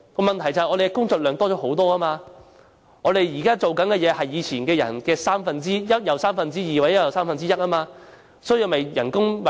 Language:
Cantonese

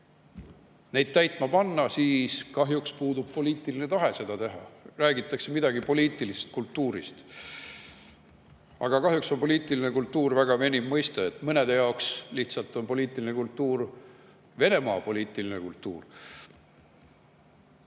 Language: Estonian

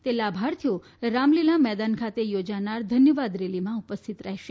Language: Gujarati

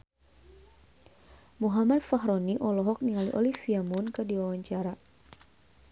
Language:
Sundanese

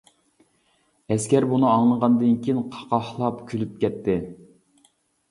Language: Uyghur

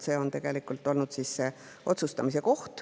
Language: Estonian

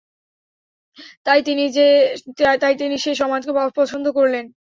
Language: Bangla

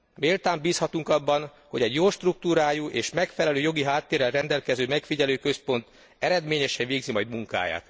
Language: Hungarian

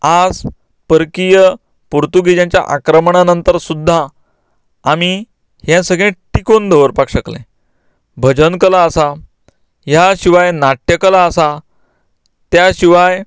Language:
Konkani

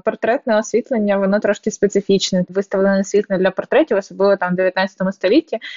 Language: Ukrainian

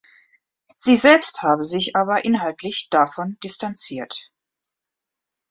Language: German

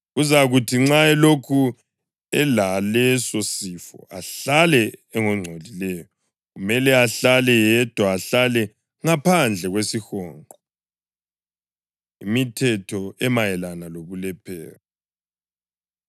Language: North Ndebele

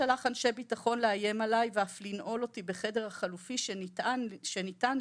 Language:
Hebrew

